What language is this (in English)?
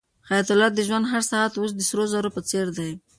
Pashto